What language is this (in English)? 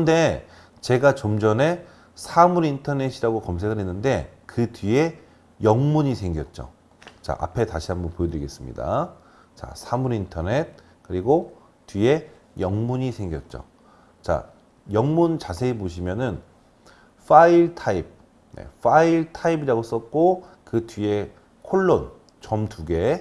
Korean